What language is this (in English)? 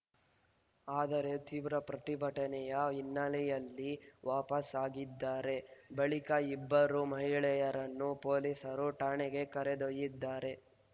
Kannada